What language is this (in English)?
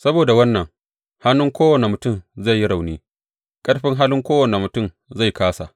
Hausa